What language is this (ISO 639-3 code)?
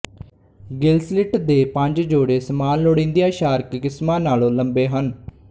pan